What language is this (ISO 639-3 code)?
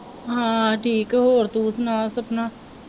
pan